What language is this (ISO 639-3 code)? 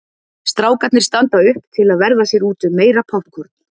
isl